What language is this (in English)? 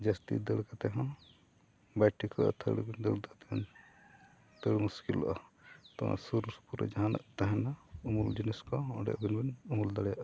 Santali